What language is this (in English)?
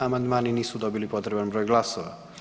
Croatian